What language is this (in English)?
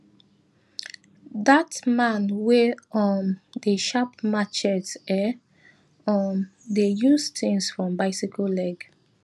Nigerian Pidgin